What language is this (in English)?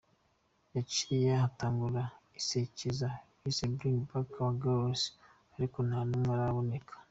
Kinyarwanda